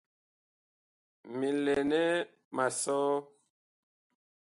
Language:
Bakoko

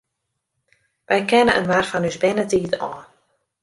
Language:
Western Frisian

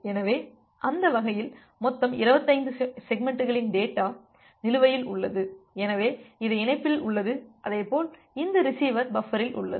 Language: Tamil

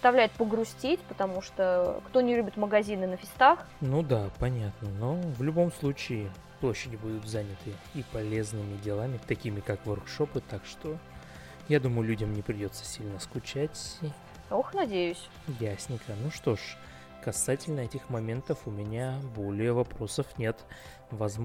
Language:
Russian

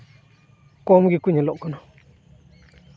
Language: Santali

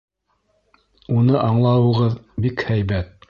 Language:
Bashkir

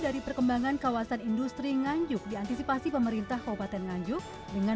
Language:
Indonesian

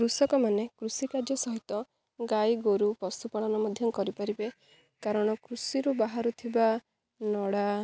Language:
Odia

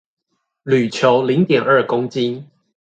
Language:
Chinese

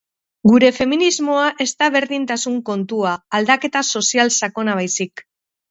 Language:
Basque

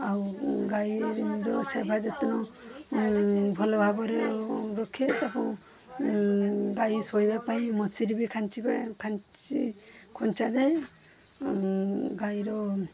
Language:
Odia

